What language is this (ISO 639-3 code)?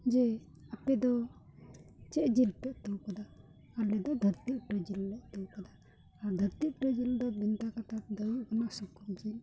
sat